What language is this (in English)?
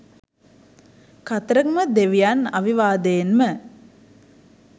Sinhala